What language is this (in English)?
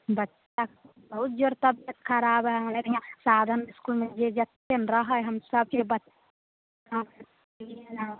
Maithili